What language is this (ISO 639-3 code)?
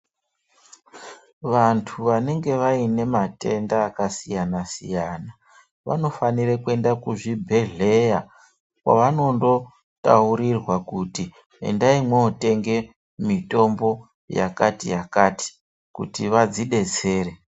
ndc